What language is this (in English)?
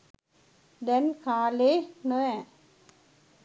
Sinhala